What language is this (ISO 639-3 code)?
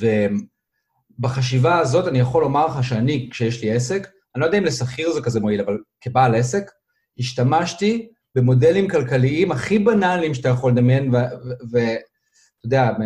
heb